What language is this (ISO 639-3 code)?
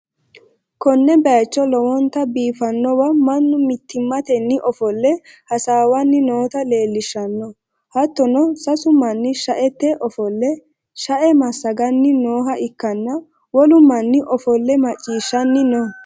sid